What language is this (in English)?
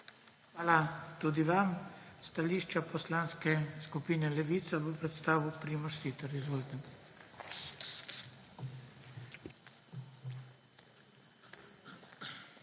Slovenian